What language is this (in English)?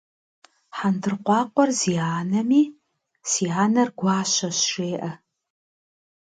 Kabardian